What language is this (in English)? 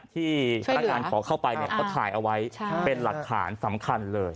Thai